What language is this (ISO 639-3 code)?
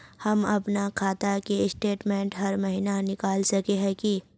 mag